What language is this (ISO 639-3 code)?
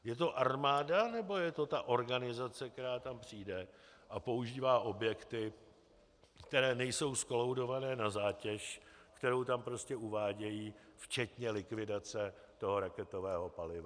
ces